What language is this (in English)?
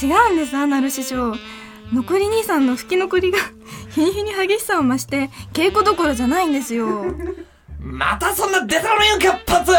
Japanese